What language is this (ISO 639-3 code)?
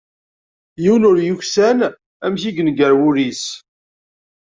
kab